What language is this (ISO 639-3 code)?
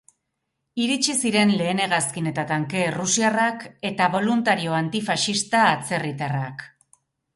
eus